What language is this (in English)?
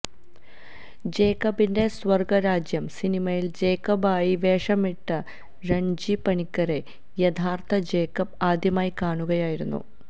Malayalam